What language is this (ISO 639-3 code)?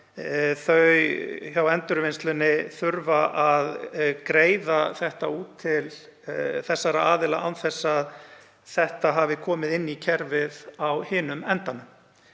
isl